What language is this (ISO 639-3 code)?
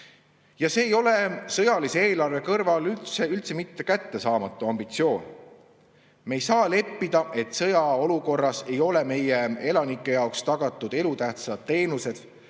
est